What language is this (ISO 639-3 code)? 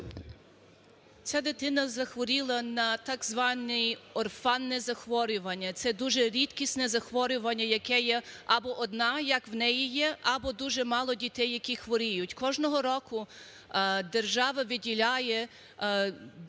ukr